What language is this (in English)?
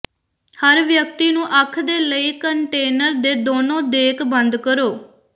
Punjabi